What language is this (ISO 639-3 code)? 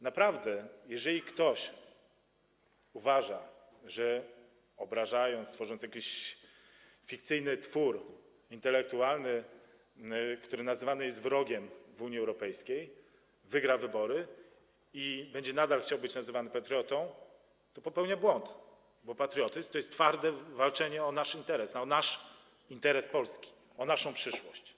pol